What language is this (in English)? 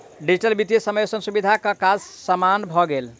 Maithili